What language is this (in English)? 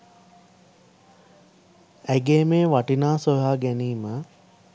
Sinhala